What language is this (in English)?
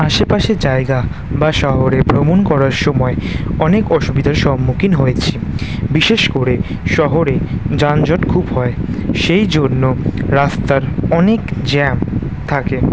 Bangla